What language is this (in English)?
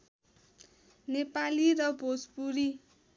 Nepali